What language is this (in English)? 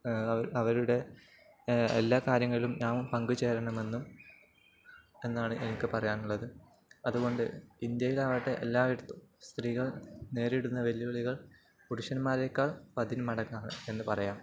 Malayalam